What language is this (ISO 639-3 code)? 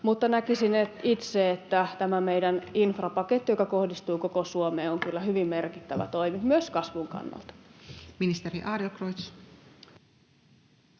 fin